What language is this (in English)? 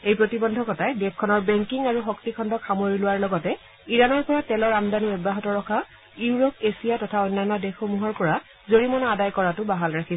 Assamese